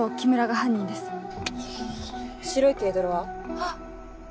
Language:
Japanese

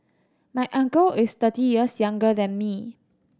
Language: English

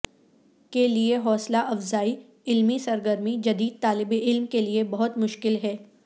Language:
Urdu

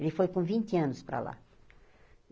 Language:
Portuguese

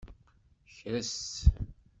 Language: Kabyle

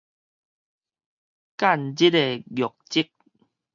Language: Min Nan Chinese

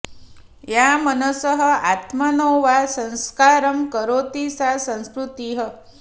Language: Sanskrit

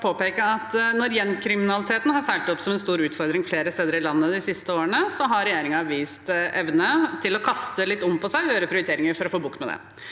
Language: Norwegian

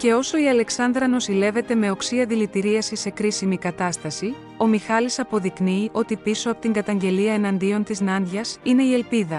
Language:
Greek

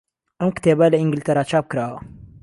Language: Central Kurdish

